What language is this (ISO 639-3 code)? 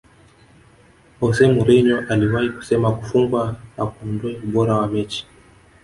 swa